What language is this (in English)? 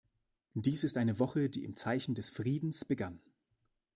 German